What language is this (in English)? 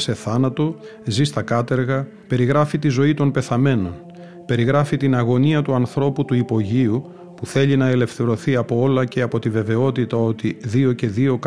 Greek